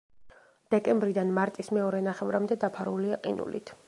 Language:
Georgian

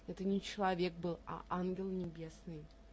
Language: Russian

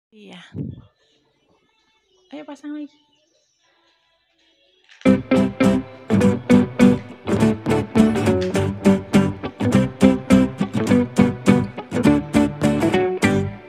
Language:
Indonesian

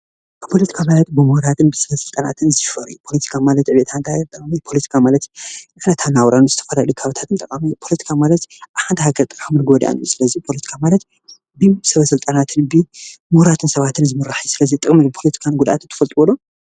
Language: Tigrinya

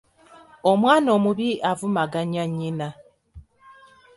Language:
Ganda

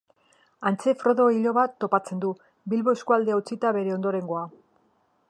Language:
Basque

